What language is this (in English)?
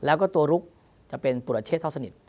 Thai